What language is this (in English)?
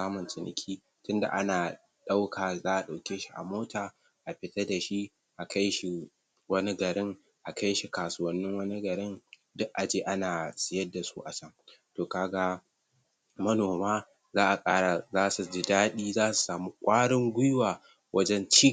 Hausa